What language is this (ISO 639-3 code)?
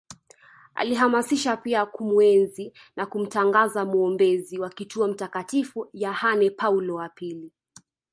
swa